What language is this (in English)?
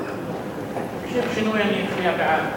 Hebrew